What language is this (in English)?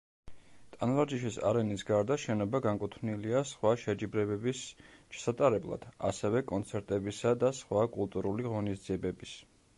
Georgian